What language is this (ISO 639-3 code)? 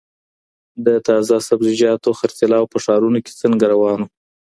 pus